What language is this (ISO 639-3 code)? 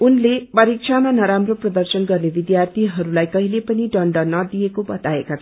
nep